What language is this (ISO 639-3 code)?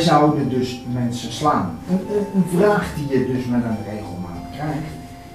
nld